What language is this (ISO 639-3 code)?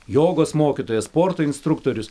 lit